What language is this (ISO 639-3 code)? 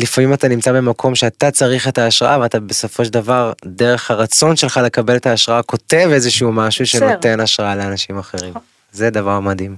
heb